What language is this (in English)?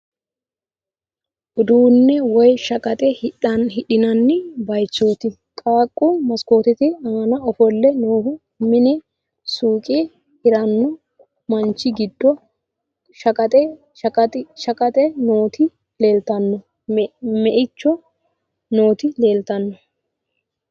Sidamo